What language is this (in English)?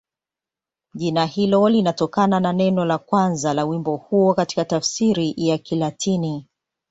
Swahili